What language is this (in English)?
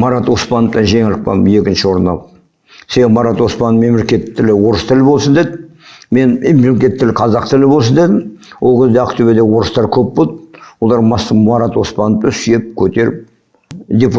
Kazakh